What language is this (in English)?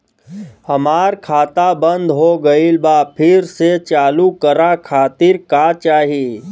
Bhojpuri